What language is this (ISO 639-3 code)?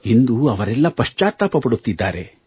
kan